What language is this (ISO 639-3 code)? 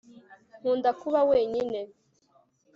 kin